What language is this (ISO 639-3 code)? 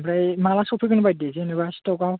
brx